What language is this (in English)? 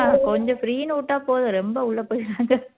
Tamil